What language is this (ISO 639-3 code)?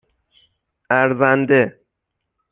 fas